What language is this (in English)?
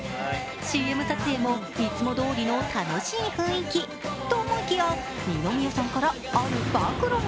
Japanese